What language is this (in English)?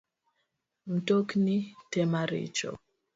Luo (Kenya and Tanzania)